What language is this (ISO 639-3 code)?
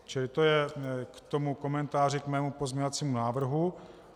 ces